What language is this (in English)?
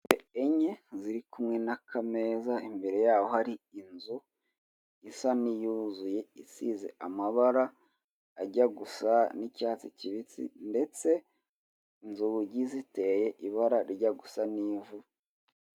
Kinyarwanda